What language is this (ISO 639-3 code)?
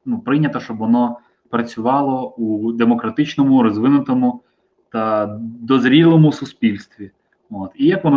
ukr